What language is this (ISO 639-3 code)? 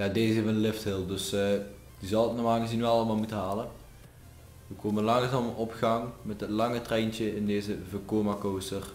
nld